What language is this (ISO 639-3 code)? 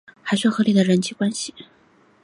zho